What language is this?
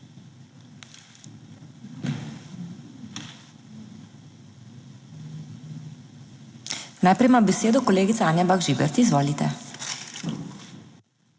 Slovenian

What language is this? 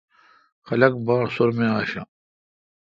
Kalkoti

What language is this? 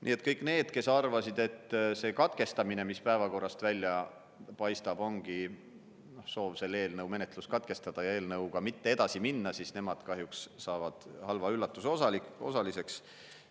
Estonian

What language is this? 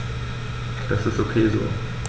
German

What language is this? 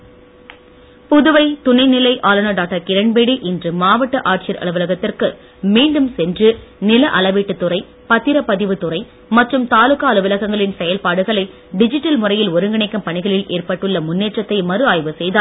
Tamil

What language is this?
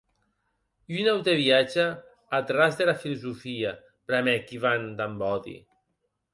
Occitan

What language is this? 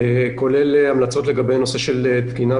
Hebrew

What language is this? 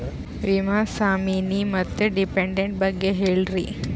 Kannada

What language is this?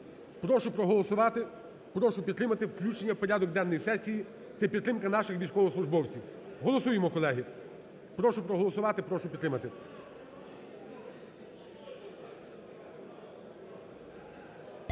Ukrainian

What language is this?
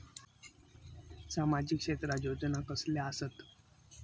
Marathi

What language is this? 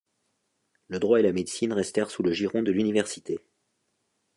French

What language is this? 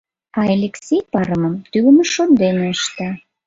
Mari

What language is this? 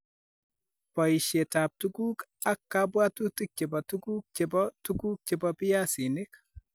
Kalenjin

